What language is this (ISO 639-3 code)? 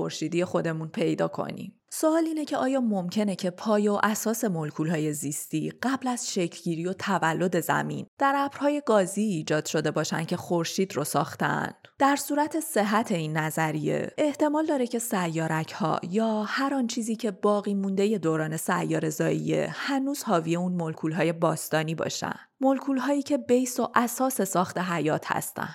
fas